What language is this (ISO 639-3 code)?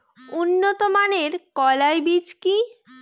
ben